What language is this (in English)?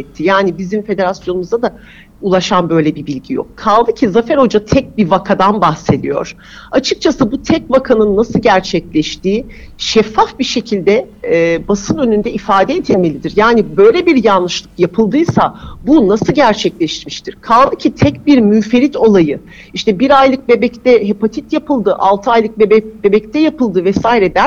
Turkish